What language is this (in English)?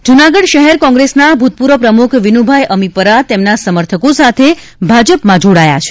Gujarati